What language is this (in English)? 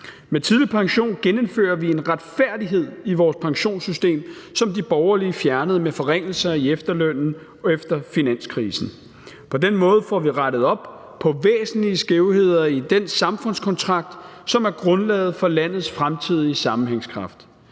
Danish